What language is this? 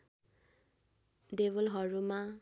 Nepali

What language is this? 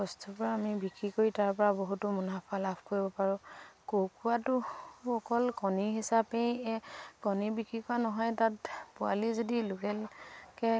Assamese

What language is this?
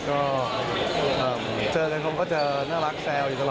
Thai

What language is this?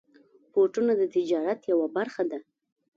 Pashto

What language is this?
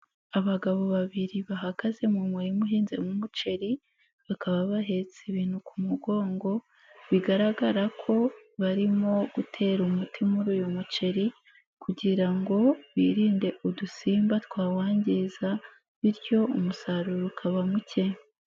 Kinyarwanda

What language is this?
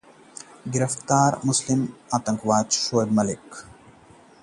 Hindi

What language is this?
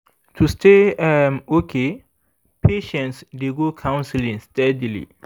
Nigerian Pidgin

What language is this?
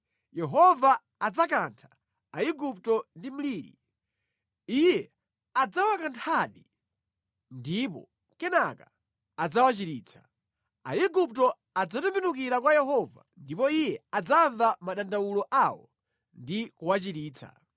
Nyanja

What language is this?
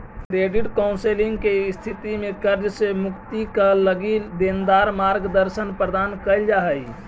Magahi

